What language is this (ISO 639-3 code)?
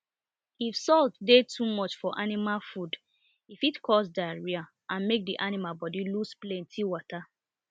pcm